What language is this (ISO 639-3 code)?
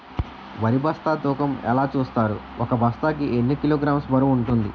tel